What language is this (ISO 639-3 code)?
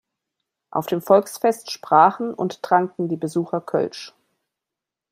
deu